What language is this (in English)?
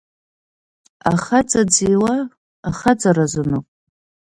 Abkhazian